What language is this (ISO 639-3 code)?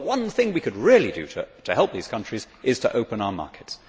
eng